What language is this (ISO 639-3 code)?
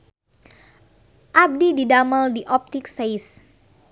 sun